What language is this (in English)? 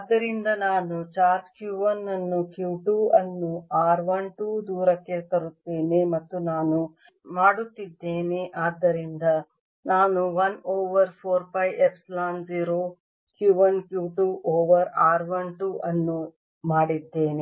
Kannada